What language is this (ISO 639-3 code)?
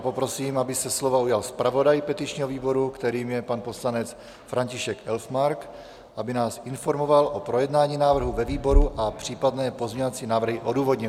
ces